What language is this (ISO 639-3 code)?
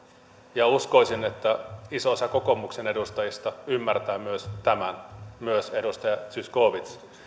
fin